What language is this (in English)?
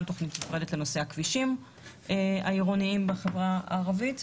Hebrew